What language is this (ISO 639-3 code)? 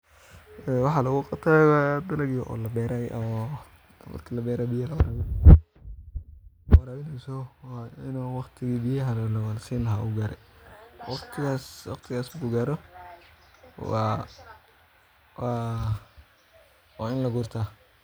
som